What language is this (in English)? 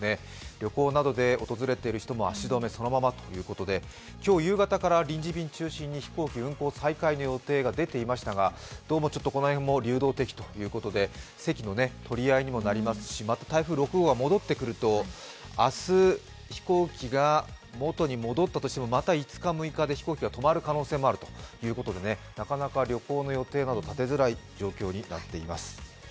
Japanese